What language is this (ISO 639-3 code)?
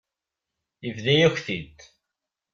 kab